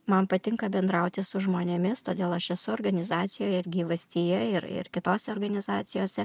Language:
Lithuanian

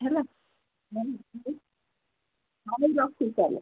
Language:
Odia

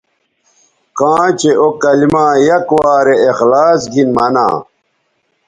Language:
Bateri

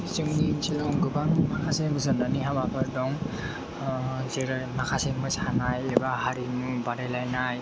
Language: Bodo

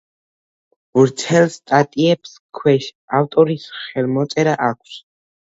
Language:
Georgian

